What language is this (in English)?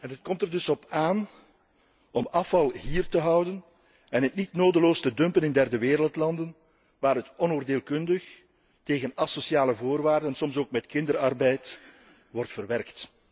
Dutch